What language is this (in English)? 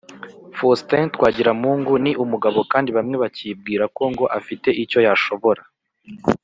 Kinyarwanda